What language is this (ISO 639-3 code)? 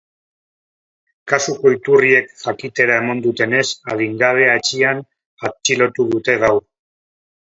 eus